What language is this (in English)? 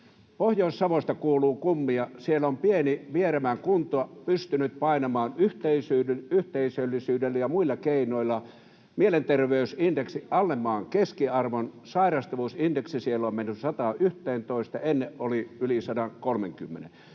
Finnish